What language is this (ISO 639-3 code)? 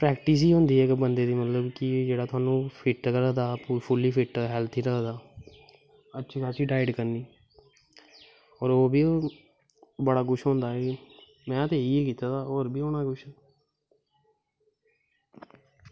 doi